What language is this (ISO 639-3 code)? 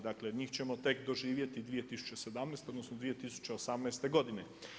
hrv